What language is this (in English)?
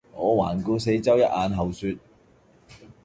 Cantonese